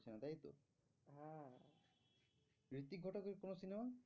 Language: Bangla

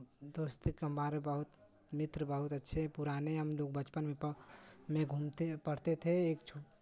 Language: Hindi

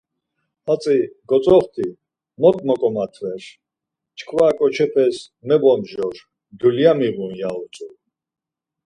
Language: Laz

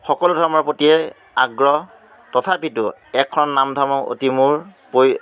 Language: Assamese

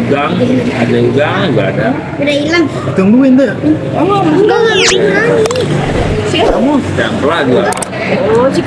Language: Indonesian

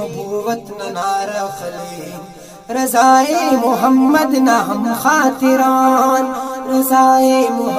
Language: Arabic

